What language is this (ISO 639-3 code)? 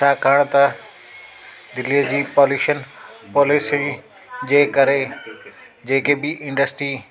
snd